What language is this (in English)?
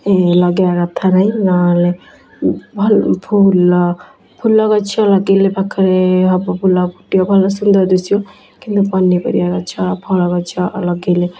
Odia